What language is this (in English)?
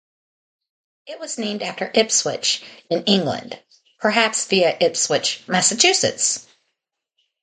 English